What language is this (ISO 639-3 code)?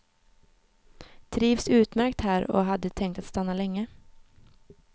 swe